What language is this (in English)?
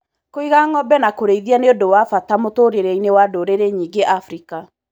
Kikuyu